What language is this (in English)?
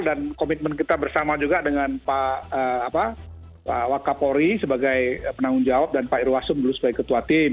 Indonesian